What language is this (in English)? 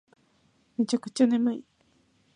Japanese